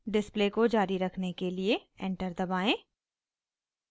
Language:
Hindi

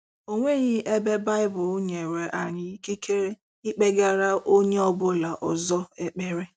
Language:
Igbo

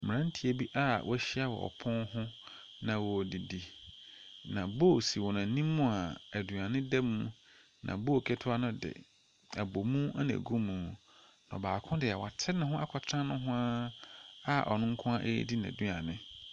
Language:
Akan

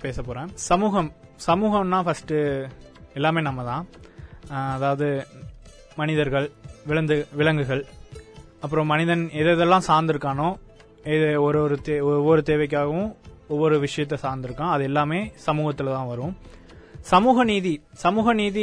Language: Tamil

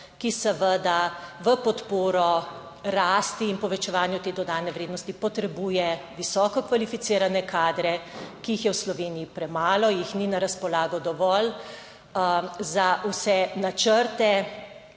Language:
Slovenian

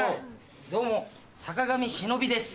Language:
Japanese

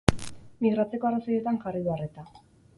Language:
Basque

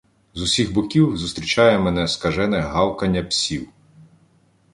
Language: Ukrainian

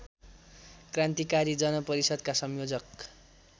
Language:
Nepali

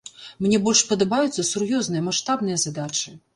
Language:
Belarusian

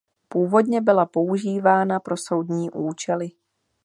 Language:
Czech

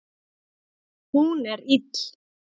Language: Icelandic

